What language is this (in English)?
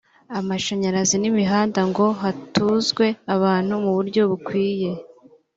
Kinyarwanda